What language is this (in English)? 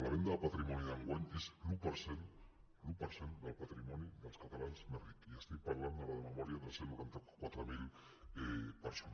Catalan